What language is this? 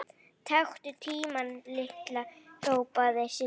Icelandic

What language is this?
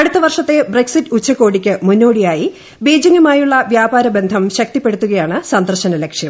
Malayalam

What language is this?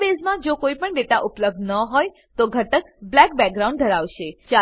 Gujarati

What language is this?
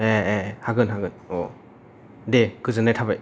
Bodo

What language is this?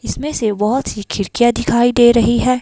Hindi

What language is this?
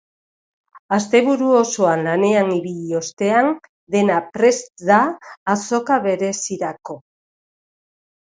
Basque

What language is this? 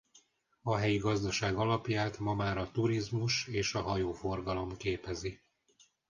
Hungarian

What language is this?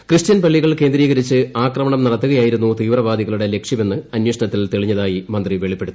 Malayalam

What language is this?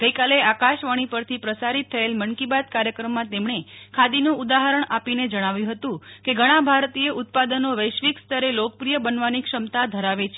Gujarati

